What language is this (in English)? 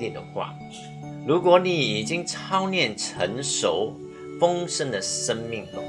Chinese